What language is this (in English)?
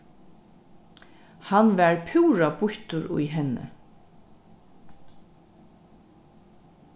Faroese